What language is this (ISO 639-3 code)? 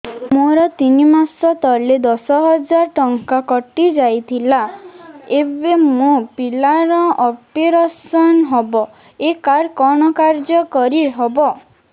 ori